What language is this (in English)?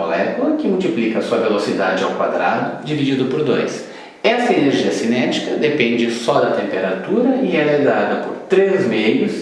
Portuguese